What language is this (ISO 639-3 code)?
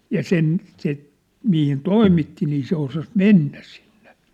fin